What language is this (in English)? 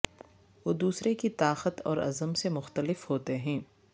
Urdu